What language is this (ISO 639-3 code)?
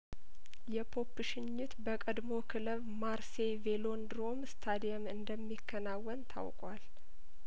amh